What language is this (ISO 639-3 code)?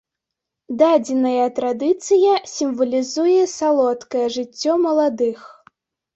bel